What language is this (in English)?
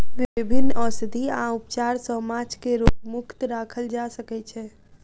Maithili